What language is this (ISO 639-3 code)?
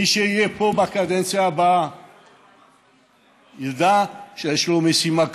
heb